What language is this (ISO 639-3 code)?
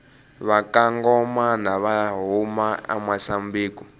tso